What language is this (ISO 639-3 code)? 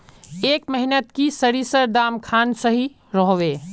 mag